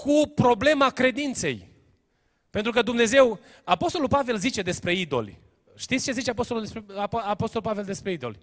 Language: Romanian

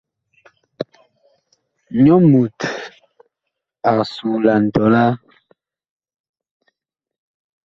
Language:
Bakoko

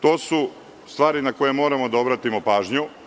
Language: Serbian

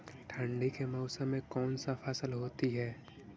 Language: Magahi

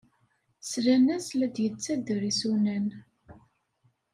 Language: Kabyle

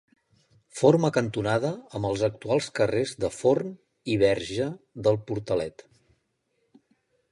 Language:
Catalan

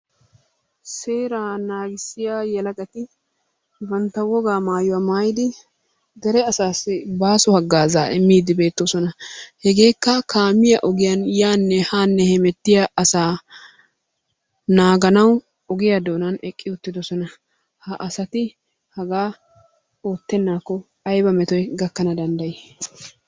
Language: Wolaytta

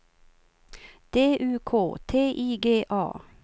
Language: Swedish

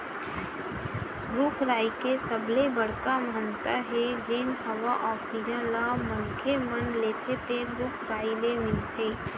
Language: Chhattisgarhi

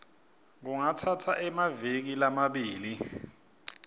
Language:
Swati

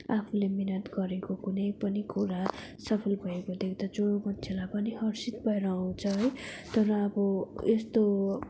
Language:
Nepali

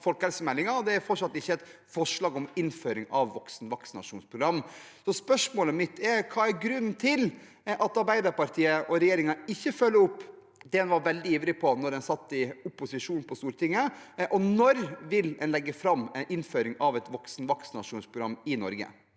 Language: Norwegian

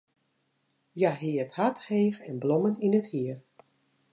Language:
Western Frisian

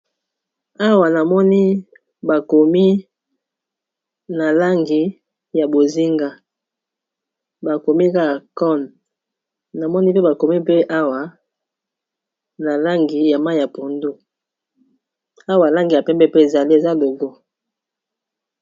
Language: Lingala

